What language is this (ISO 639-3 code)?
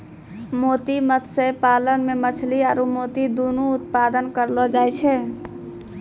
mai